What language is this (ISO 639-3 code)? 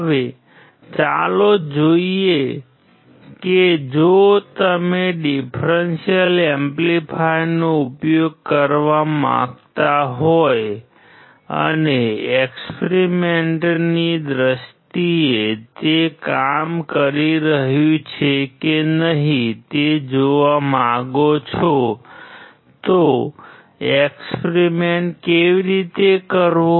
guj